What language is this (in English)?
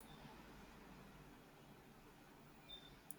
Kinyarwanda